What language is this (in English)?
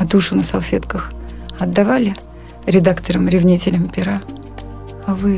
Russian